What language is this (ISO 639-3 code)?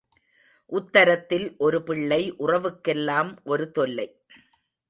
tam